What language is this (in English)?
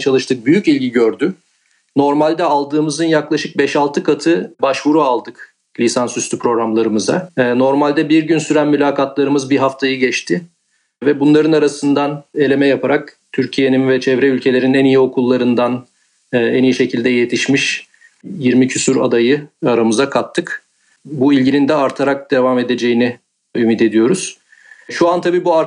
Turkish